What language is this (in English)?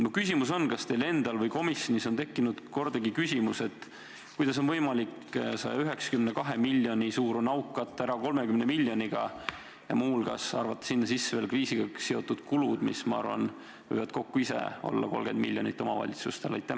Estonian